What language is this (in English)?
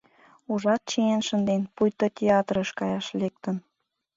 Mari